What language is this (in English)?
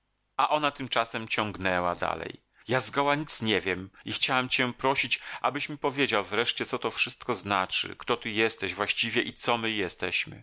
Polish